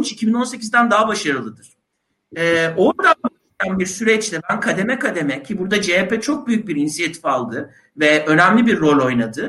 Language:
Turkish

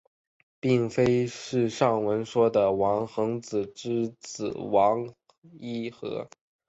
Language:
Chinese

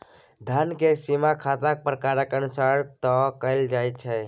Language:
Maithili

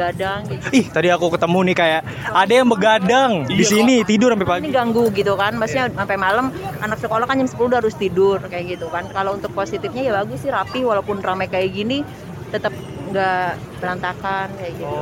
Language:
Indonesian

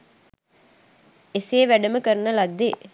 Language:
Sinhala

